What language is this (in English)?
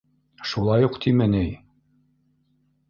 Bashkir